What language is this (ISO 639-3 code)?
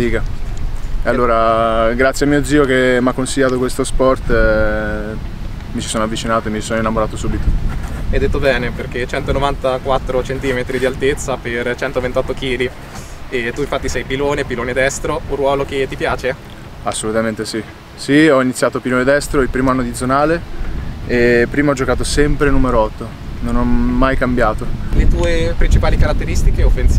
ita